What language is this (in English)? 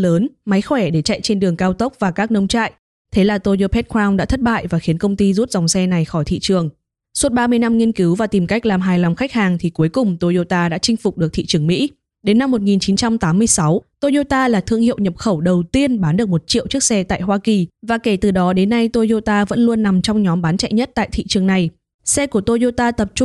Vietnamese